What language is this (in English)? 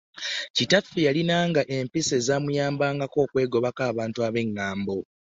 Ganda